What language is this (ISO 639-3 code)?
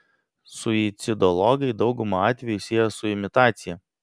lit